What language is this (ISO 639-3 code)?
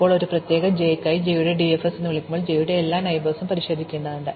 mal